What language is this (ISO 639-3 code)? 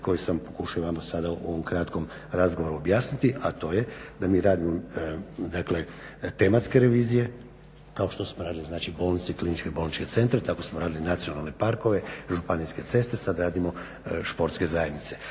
hrv